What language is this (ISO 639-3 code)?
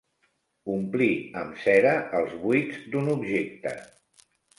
cat